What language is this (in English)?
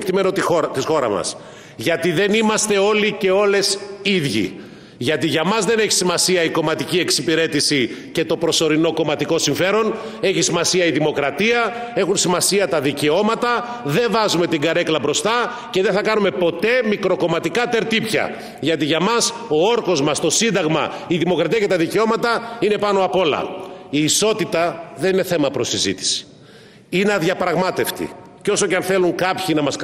Greek